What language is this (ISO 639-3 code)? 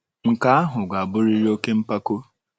ibo